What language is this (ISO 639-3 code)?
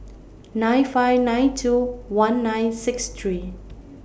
eng